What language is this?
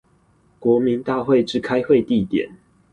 Chinese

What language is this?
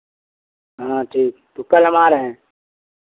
Hindi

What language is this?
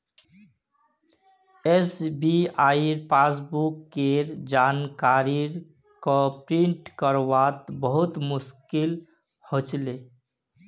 Magahi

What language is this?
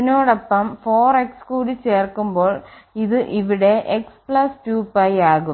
Malayalam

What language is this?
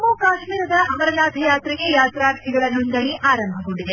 Kannada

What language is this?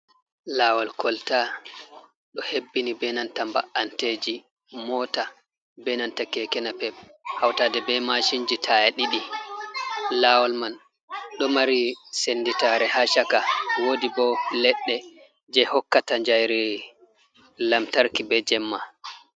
Fula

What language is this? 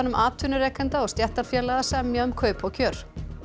Icelandic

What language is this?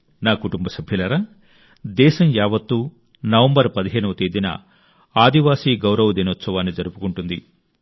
Telugu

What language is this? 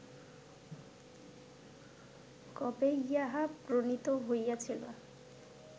Bangla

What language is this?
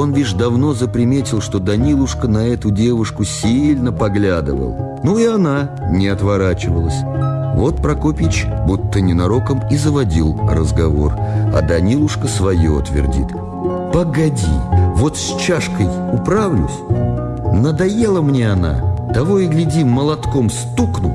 Russian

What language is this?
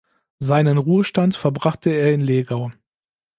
German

